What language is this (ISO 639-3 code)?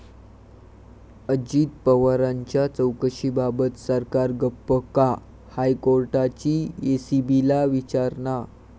mar